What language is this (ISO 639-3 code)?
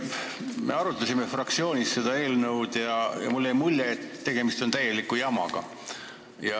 est